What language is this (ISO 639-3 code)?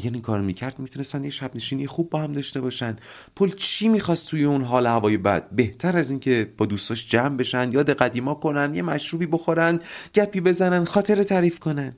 fas